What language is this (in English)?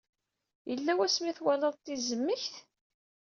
Kabyle